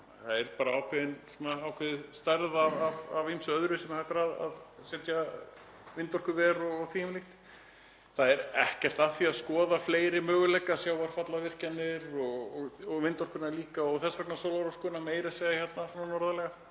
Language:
Icelandic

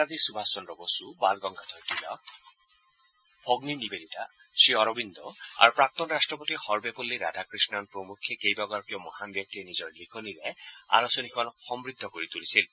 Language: Assamese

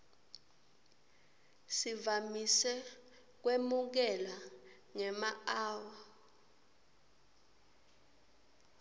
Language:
Swati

